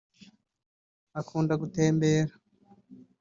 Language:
Kinyarwanda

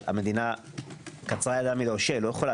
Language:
Hebrew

